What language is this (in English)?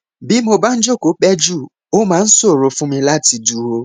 Yoruba